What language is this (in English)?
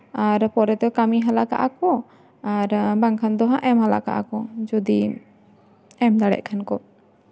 Santali